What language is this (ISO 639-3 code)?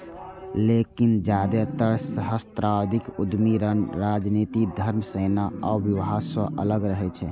mai